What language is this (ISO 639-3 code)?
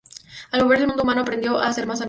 spa